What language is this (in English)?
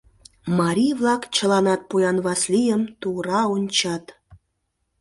Mari